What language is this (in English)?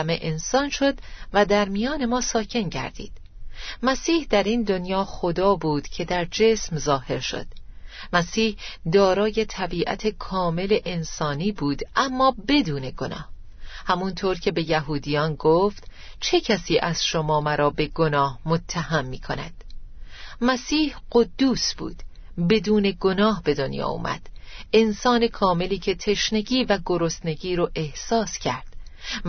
Persian